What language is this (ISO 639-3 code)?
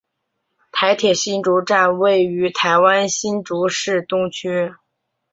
zho